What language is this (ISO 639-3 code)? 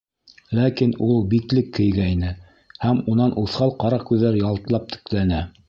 bak